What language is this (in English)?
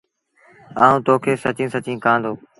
Sindhi Bhil